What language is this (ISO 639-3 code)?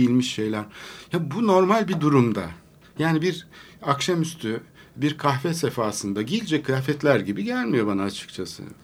tur